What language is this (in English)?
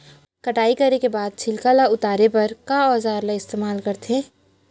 Chhattisgarhi